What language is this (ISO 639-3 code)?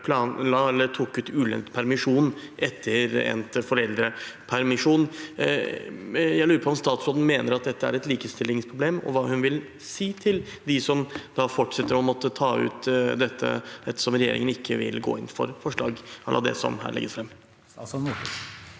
nor